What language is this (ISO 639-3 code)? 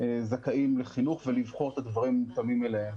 heb